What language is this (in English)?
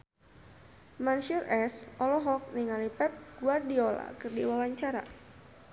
Sundanese